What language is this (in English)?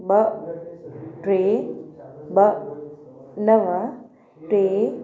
Sindhi